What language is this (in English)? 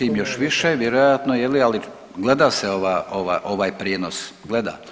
Croatian